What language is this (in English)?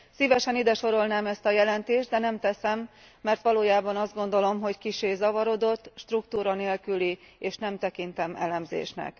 Hungarian